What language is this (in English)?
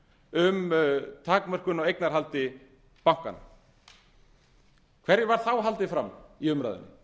Icelandic